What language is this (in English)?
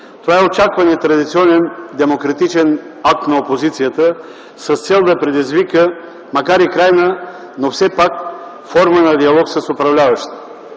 Bulgarian